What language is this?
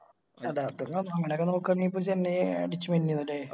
Malayalam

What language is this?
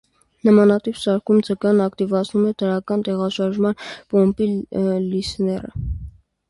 Armenian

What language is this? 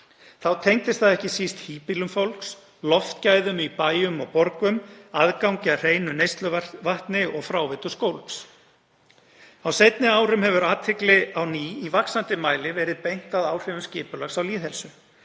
Icelandic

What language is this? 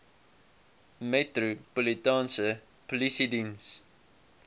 Afrikaans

